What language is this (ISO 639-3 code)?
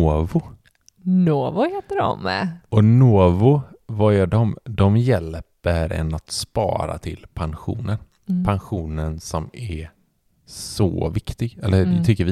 swe